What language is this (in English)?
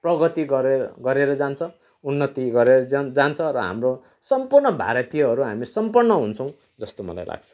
Nepali